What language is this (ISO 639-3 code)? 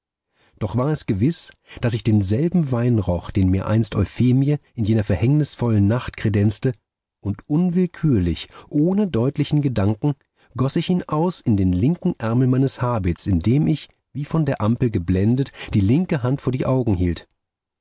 deu